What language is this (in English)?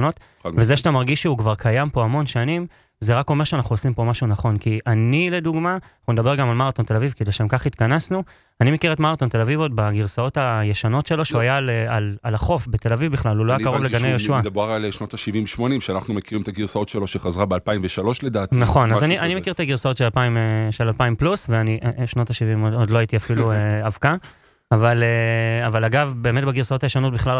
Hebrew